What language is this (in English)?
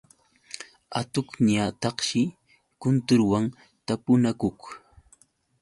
Yauyos Quechua